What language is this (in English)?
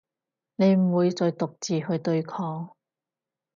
Cantonese